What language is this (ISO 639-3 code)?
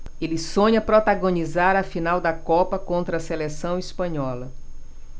por